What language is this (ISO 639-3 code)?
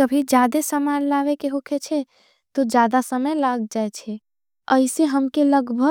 anp